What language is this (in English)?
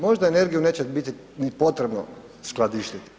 Croatian